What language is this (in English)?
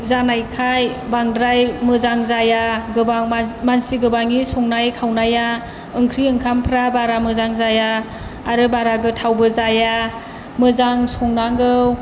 Bodo